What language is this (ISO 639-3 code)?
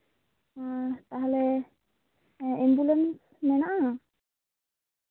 sat